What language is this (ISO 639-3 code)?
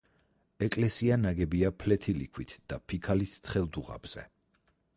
kat